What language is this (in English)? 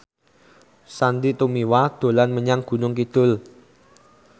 Javanese